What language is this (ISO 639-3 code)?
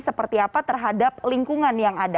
ind